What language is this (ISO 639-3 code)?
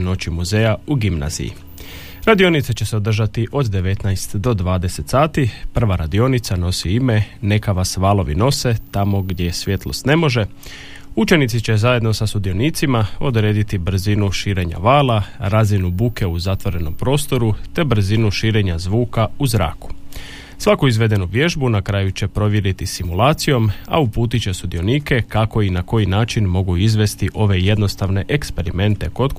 hrv